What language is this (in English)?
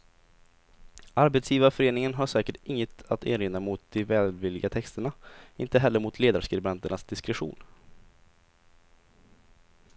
Swedish